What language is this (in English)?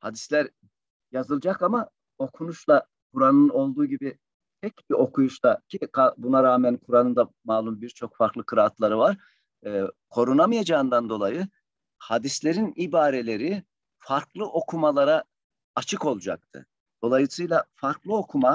Turkish